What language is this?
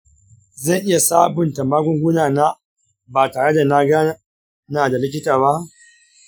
Hausa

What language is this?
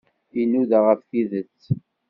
Kabyle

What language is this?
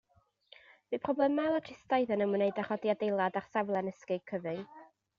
Welsh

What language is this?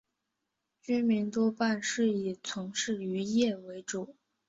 Chinese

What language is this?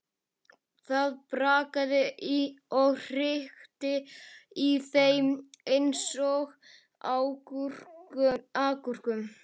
Icelandic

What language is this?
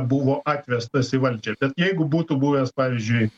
Lithuanian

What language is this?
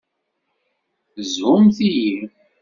Kabyle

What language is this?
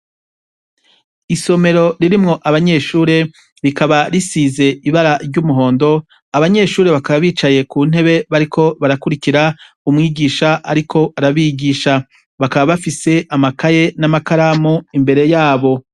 Rundi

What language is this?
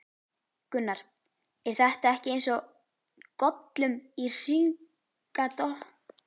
Icelandic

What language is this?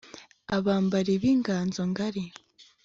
Kinyarwanda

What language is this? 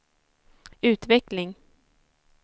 Swedish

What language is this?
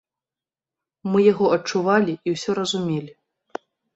Belarusian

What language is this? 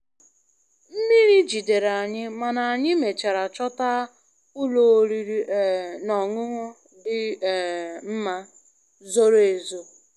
Igbo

